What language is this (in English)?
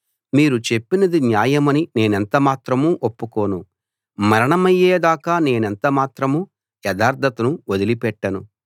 Telugu